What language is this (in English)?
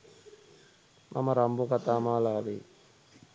Sinhala